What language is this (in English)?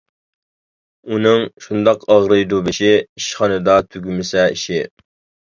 Uyghur